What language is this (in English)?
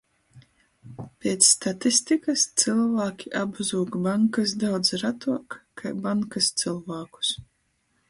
Latgalian